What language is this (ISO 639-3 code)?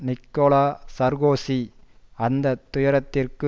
tam